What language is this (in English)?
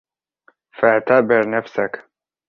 Arabic